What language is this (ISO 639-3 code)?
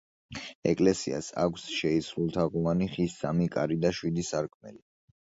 kat